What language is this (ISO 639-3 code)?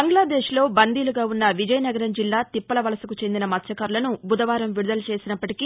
tel